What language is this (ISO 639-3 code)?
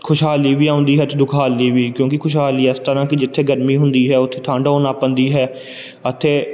pan